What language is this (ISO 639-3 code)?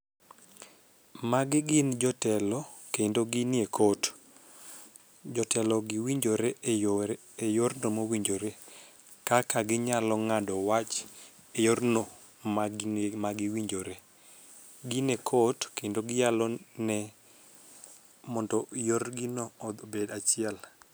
luo